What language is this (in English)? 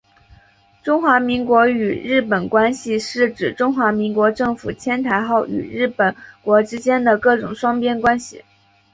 Chinese